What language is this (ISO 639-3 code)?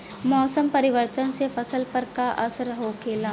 bho